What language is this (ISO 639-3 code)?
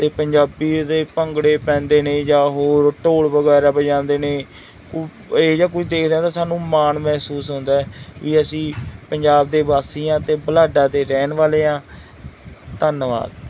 pan